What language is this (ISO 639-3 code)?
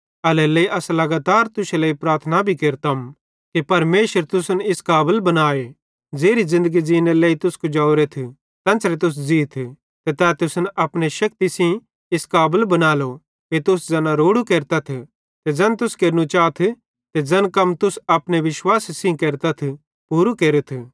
bhd